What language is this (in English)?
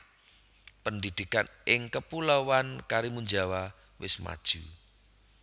Javanese